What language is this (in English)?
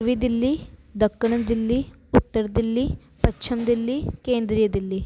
Sindhi